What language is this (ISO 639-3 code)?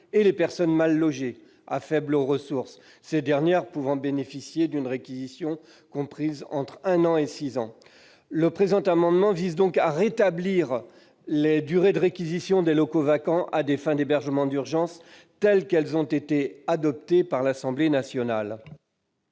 fra